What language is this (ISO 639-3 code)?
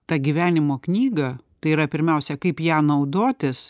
lit